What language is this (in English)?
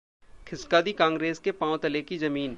Hindi